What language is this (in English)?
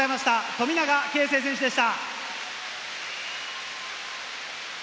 Japanese